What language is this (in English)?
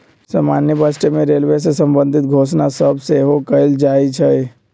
Magahi